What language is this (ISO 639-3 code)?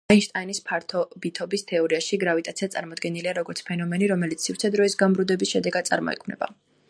kat